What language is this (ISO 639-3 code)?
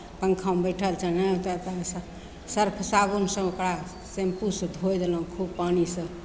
mai